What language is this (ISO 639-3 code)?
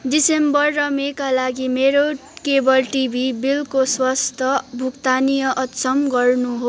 nep